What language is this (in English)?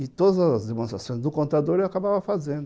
Portuguese